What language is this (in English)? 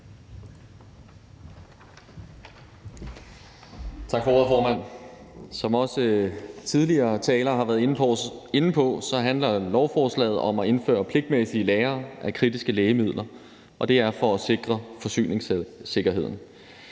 Danish